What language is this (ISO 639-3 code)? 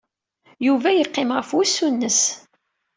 kab